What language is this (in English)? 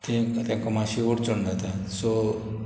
Konkani